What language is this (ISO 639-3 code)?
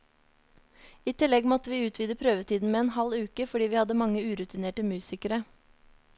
nor